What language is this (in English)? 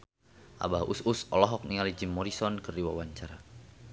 Sundanese